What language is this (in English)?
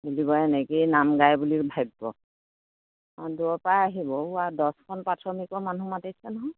Assamese